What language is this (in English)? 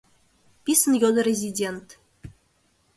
Mari